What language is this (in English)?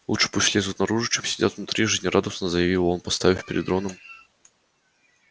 Russian